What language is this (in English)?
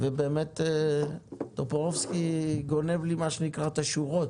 Hebrew